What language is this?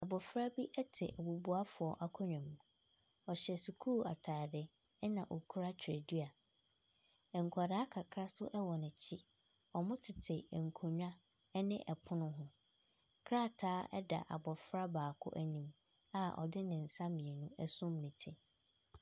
Akan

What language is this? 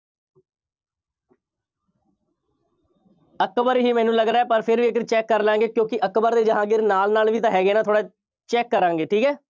Punjabi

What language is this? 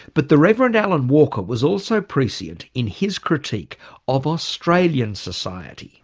English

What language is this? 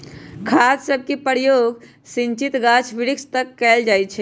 Magahi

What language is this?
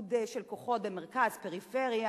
Hebrew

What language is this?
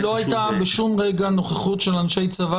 Hebrew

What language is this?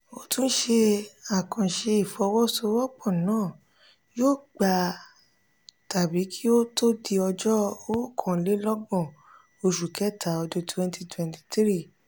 Yoruba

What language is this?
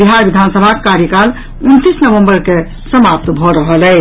Maithili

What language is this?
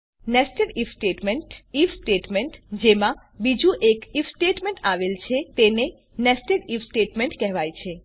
Gujarati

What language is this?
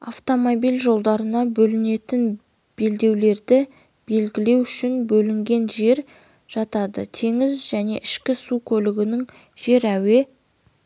Kazakh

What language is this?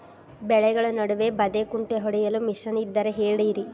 Kannada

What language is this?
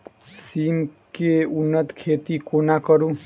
Maithili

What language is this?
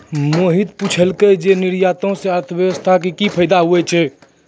Maithili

